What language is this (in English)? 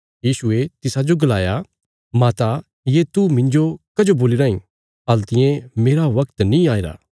Bilaspuri